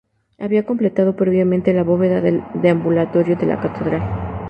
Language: Spanish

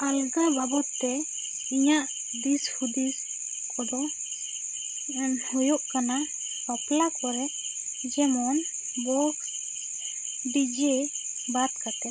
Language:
Santali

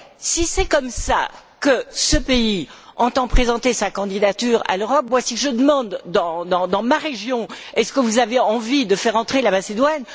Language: French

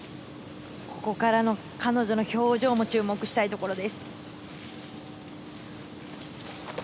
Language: Japanese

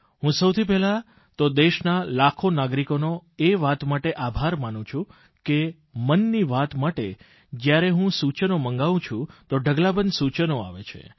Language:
Gujarati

